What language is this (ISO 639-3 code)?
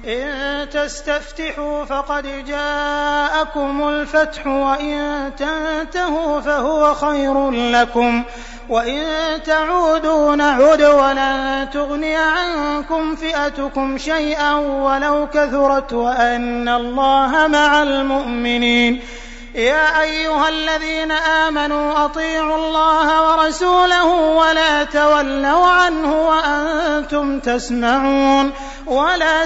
ara